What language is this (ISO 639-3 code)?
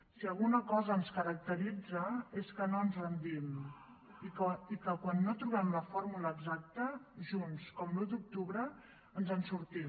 cat